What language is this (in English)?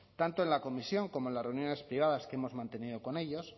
Spanish